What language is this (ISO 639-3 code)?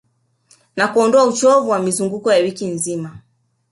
swa